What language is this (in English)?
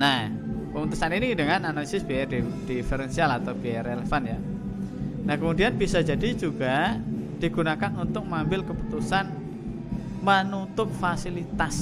Indonesian